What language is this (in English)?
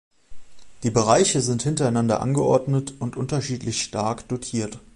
German